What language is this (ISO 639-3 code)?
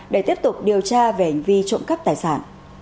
vie